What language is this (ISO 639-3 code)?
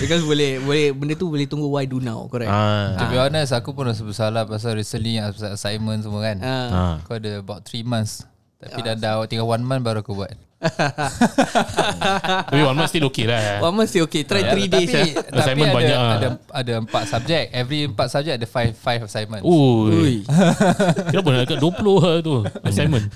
msa